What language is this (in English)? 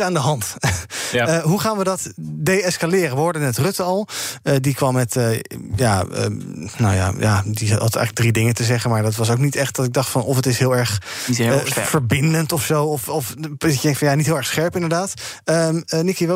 Dutch